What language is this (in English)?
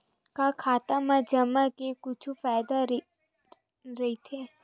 Chhattisgarhi